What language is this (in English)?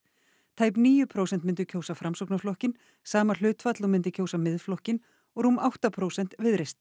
Icelandic